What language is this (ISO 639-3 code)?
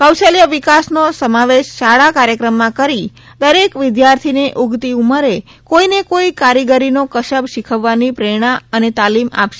guj